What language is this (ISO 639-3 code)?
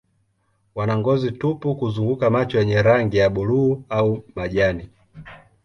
swa